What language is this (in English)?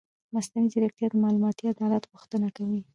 Pashto